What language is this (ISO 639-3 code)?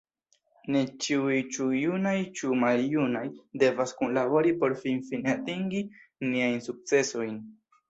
epo